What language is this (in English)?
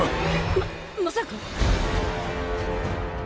Japanese